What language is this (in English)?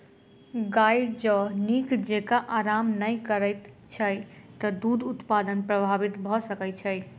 Maithili